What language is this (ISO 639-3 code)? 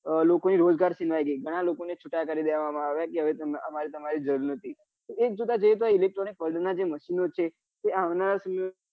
guj